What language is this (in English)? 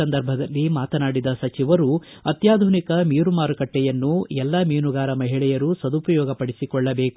Kannada